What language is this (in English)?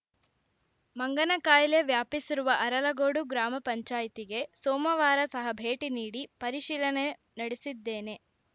Kannada